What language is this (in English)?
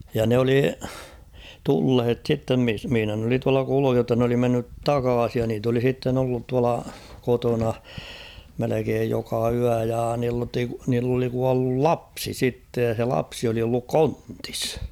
Finnish